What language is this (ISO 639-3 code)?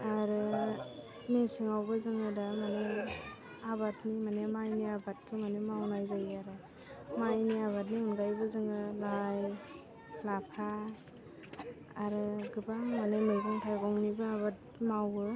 brx